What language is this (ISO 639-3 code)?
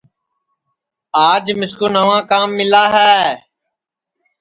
ssi